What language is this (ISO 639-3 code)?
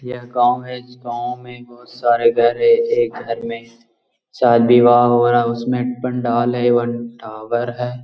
mag